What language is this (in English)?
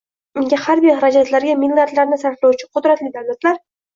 Uzbek